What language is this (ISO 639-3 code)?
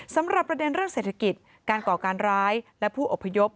tha